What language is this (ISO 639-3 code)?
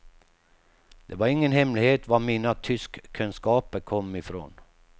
swe